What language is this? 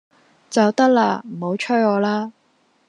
Cantonese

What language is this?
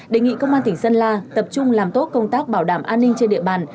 Vietnamese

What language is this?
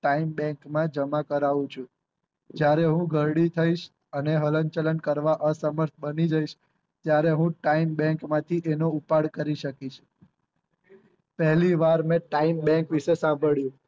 Gujarati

